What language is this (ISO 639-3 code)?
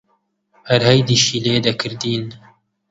ckb